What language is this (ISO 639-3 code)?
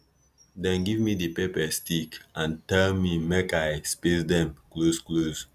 pcm